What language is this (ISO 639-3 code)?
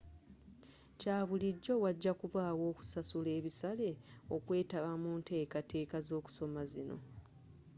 lug